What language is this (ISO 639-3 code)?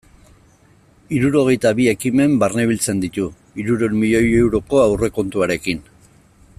eus